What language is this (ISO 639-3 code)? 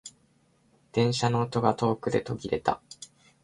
jpn